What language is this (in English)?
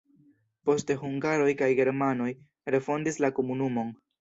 Esperanto